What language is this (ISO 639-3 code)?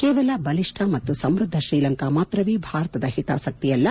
kan